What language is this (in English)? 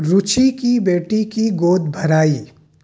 Urdu